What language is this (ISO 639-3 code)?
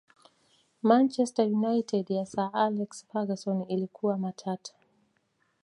swa